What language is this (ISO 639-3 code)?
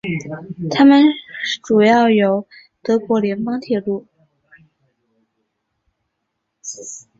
zho